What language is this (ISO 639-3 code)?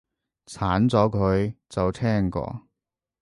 yue